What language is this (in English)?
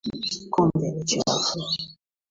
Swahili